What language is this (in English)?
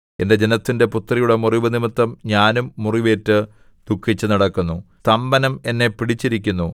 Malayalam